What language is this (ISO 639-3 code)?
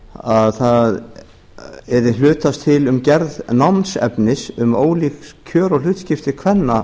isl